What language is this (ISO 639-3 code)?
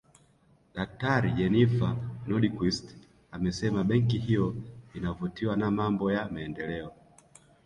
swa